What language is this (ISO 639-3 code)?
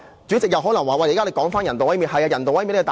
yue